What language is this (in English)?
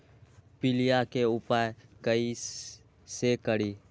Magahi